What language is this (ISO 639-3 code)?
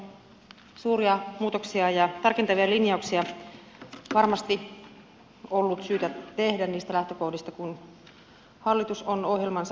fin